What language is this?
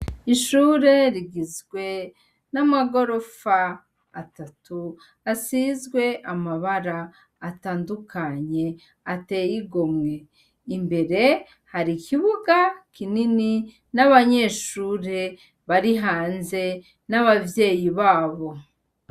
Rundi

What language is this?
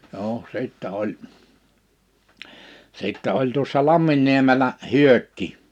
Finnish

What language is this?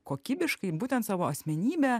Lithuanian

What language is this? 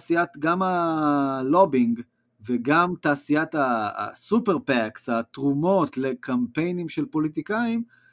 Hebrew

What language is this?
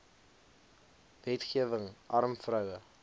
Afrikaans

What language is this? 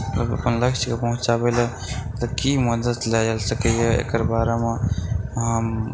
Maithili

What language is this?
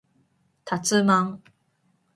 Japanese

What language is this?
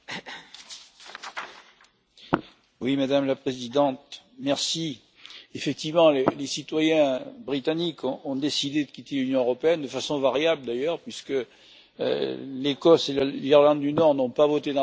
French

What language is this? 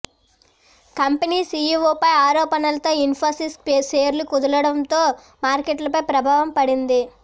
Telugu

